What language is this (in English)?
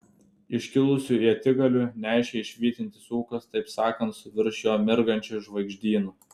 Lithuanian